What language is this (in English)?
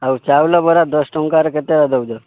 Odia